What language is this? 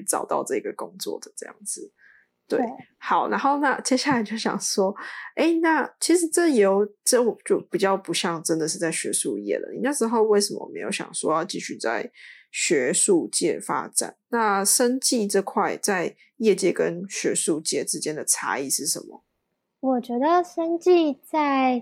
Chinese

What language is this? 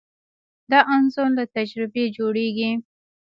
Pashto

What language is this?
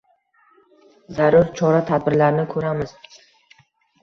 Uzbek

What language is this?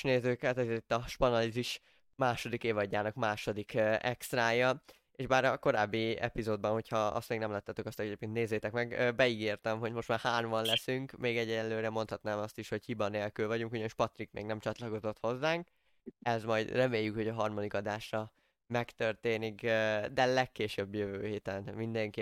Hungarian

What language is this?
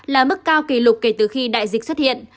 Vietnamese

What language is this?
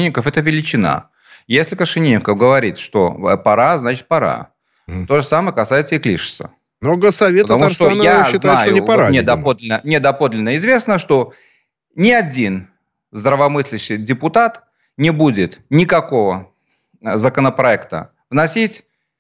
Russian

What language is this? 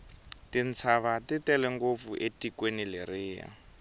Tsonga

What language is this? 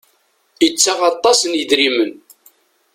Kabyle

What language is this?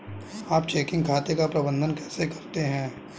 Hindi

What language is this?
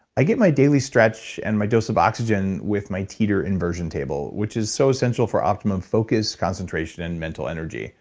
English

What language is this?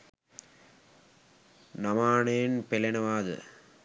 Sinhala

